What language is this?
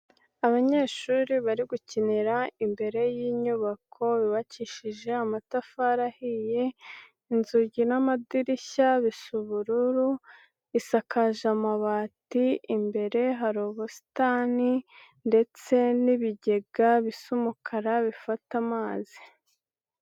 Kinyarwanda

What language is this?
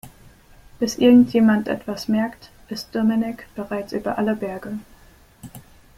German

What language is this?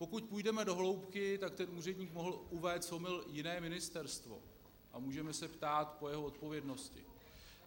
Czech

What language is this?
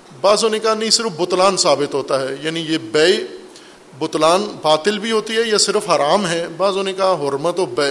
Urdu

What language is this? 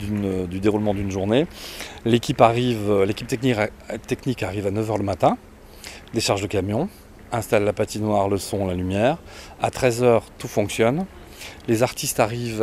French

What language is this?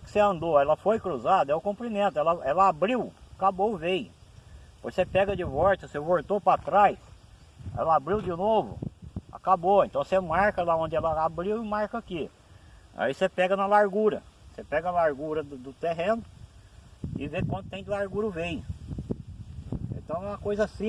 Portuguese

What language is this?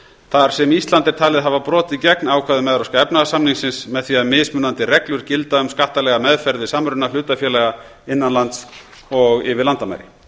Icelandic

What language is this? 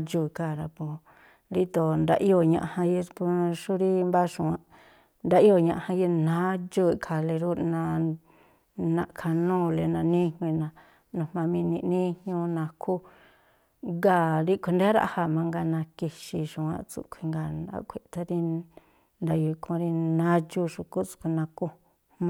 Tlacoapa Me'phaa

